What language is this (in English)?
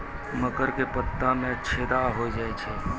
Maithili